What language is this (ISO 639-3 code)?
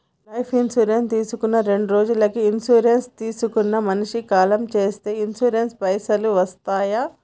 tel